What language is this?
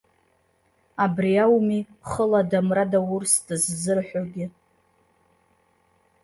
Abkhazian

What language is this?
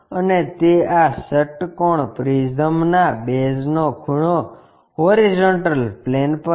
Gujarati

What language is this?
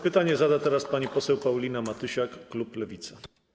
Polish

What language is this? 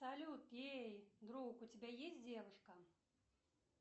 Russian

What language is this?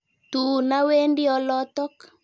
Kalenjin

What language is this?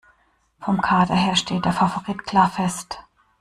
German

